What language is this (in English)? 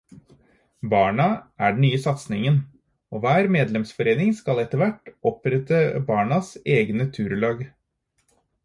Norwegian Bokmål